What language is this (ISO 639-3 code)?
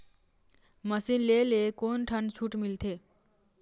hne